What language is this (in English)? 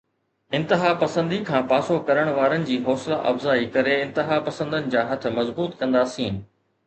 Sindhi